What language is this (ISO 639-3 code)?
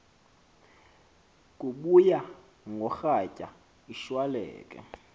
xho